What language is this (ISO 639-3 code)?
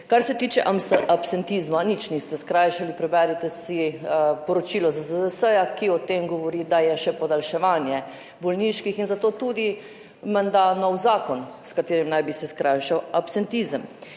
slv